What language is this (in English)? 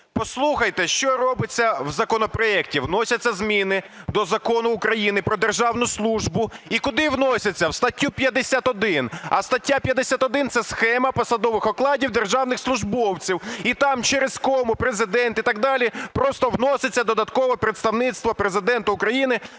Ukrainian